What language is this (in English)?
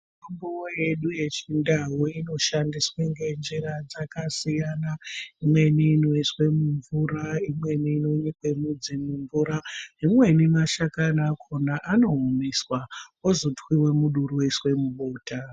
Ndau